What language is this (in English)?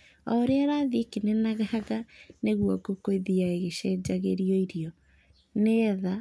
Kikuyu